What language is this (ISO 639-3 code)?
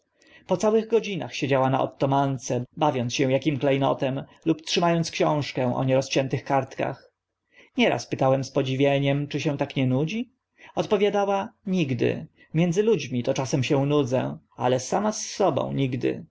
pol